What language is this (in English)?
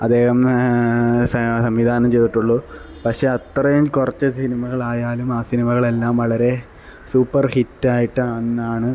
Malayalam